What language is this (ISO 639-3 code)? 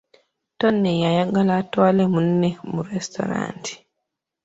lug